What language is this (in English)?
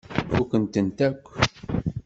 Kabyle